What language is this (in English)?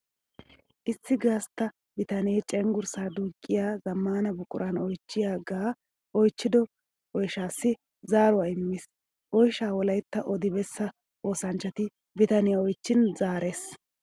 Wolaytta